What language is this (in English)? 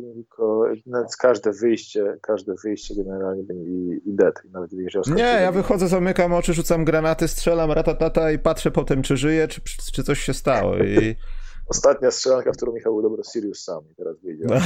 Polish